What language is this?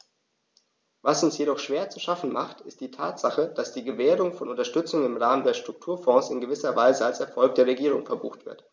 German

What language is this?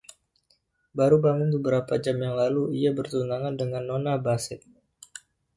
Indonesian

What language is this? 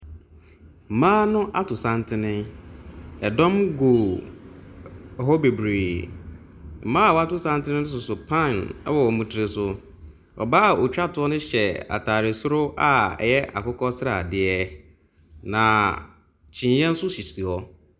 Akan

